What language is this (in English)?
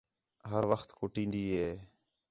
Khetrani